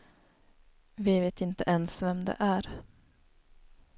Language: Swedish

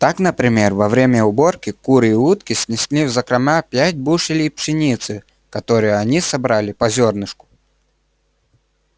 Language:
Russian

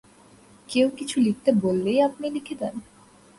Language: Bangla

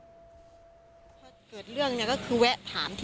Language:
Thai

